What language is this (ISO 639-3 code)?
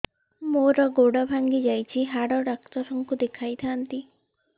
ori